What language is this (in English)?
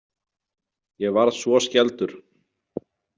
Icelandic